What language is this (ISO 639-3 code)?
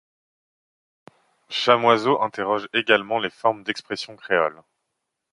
fra